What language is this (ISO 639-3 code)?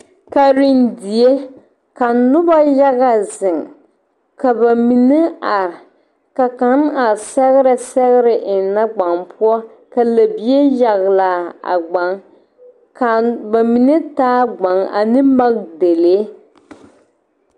dga